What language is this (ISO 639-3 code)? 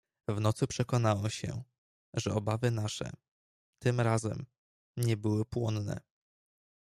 pol